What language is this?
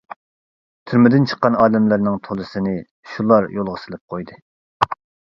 Uyghur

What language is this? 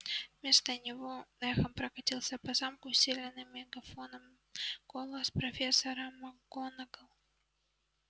Russian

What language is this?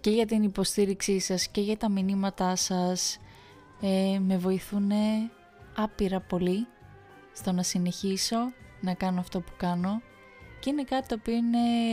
Greek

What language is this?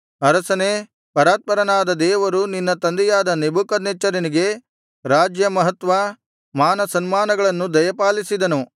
Kannada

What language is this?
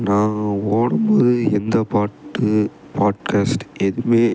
Tamil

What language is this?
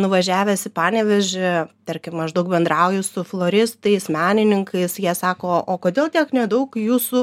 Lithuanian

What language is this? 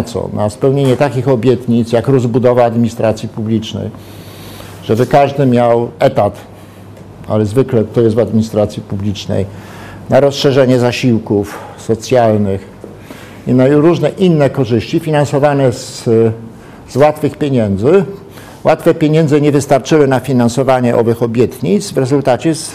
Polish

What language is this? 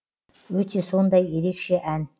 Kazakh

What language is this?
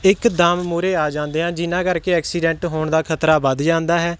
Punjabi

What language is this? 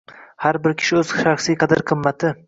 Uzbek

